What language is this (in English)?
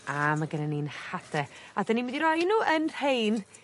Welsh